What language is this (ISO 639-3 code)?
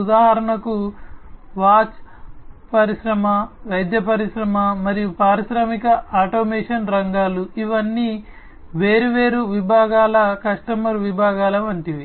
tel